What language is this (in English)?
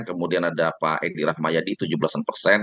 Indonesian